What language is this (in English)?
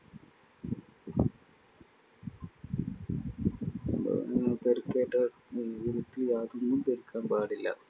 Malayalam